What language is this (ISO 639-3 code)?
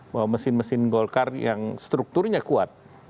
ind